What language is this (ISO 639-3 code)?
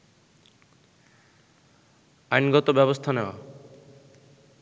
ben